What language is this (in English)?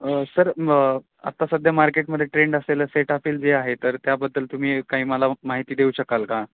Marathi